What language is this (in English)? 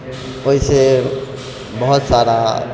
Maithili